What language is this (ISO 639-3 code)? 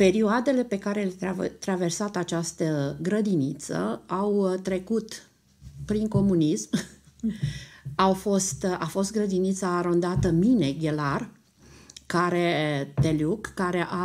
ron